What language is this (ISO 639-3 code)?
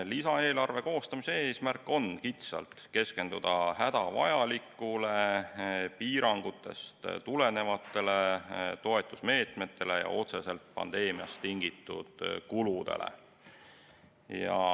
est